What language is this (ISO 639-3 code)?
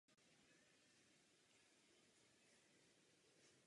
ces